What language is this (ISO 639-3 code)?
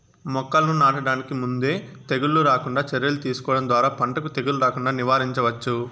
tel